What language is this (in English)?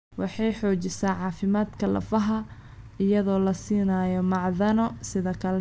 Somali